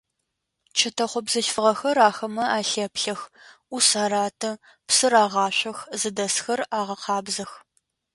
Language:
Adyghe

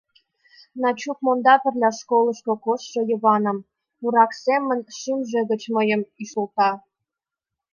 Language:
Mari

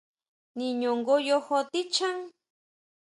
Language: Huautla Mazatec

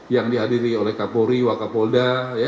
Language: Indonesian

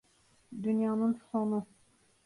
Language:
Turkish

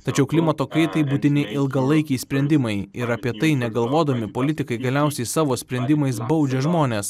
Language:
Lithuanian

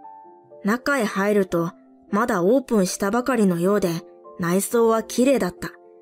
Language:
Japanese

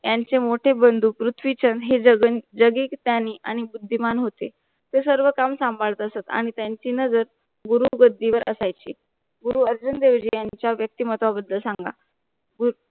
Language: Marathi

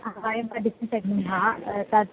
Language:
Sanskrit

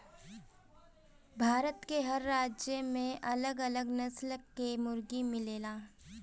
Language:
Bhojpuri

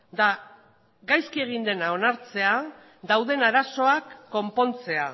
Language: Basque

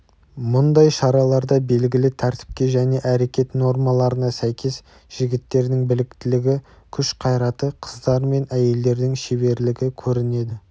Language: Kazakh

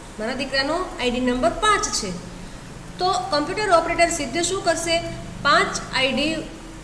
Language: Hindi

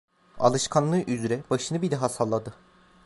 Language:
Turkish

